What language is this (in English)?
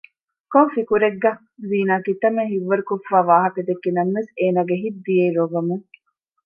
Divehi